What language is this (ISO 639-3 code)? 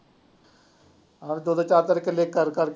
pan